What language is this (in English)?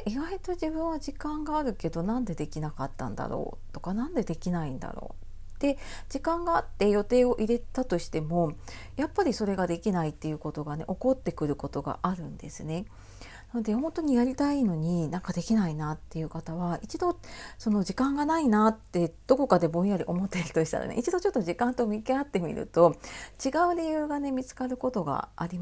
Japanese